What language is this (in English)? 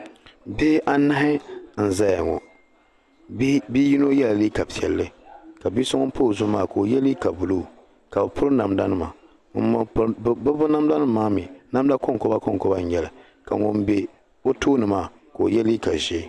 Dagbani